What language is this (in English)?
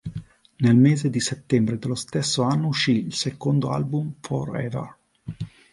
Italian